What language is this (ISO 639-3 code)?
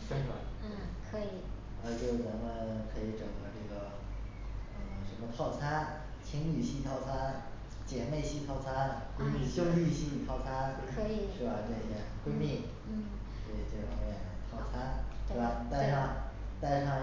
zho